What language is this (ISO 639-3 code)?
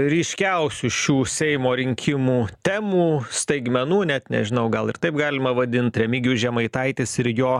lit